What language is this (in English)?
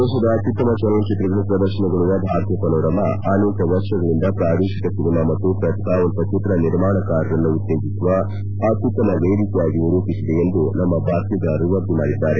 Kannada